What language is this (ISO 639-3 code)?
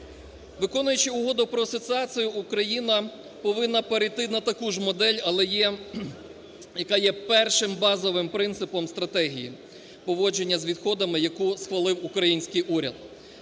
ukr